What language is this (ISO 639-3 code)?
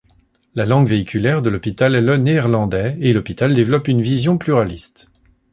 fra